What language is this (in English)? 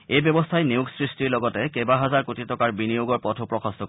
Assamese